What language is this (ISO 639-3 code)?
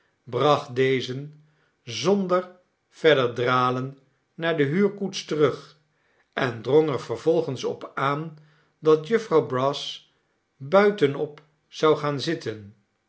nld